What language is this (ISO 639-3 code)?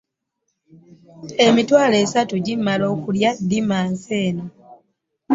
lug